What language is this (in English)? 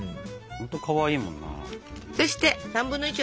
Japanese